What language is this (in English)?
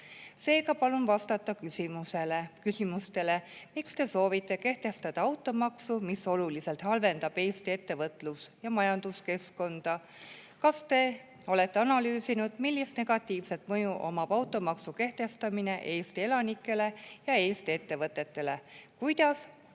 Estonian